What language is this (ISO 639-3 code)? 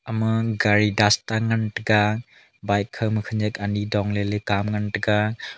nnp